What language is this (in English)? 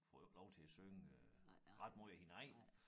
Danish